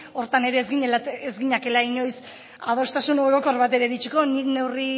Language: Basque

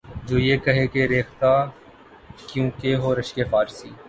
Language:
Urdu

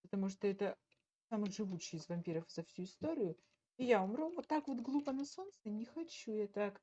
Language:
Russian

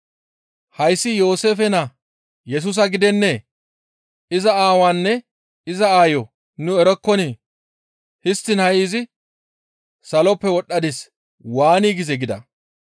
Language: Gamo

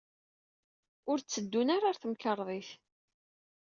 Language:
Kabyle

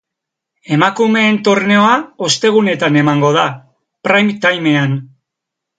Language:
Basque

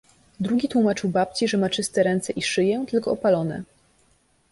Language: Polish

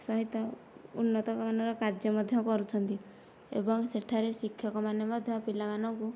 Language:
Odia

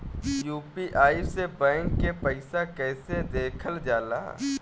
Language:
Bhojpuri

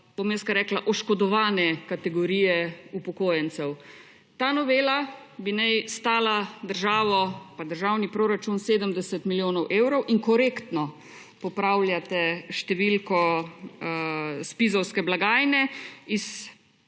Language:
Slovenian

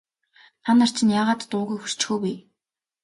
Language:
Mongolian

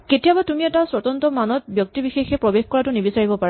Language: Assamese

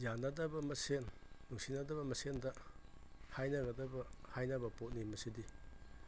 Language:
Manipuri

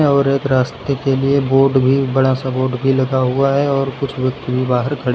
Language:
Hindi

